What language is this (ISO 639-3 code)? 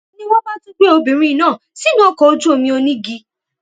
yor